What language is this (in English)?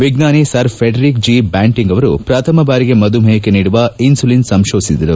Kannada